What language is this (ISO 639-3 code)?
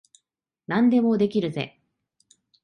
jpn